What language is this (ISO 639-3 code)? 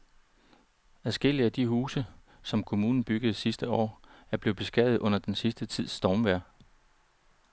dan